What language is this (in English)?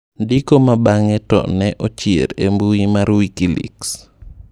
Luo (Kenya and Tanzania)